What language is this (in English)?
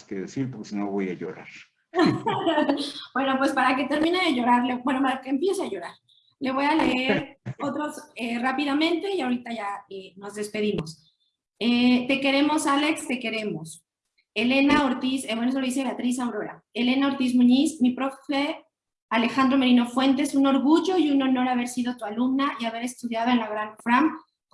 Spanish